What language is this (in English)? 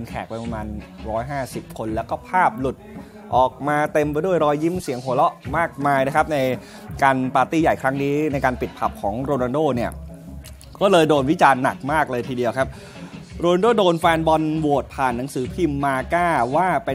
Thai